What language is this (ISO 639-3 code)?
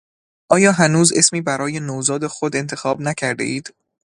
fas